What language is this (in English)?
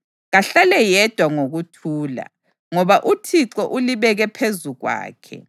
North Ndebele